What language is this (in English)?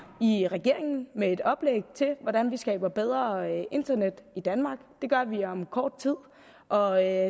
Danish